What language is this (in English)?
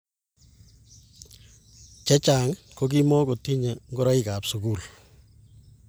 Kalenjin